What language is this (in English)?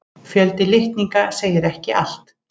Icelandic